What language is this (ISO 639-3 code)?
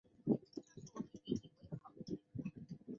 zho